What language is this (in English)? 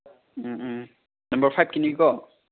Manipuri